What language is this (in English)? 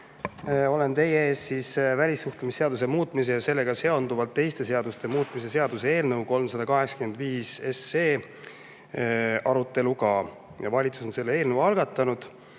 Estonian